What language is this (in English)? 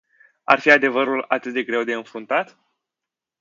Romanian